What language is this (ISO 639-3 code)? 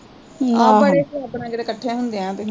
pan